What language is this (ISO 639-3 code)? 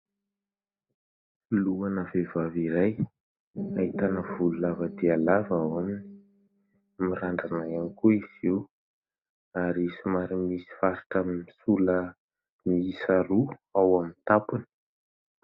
mlg